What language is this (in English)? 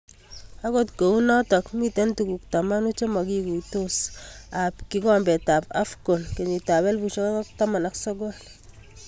Kalenjin